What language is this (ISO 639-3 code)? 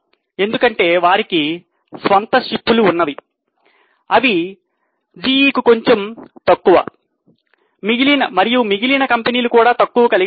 tel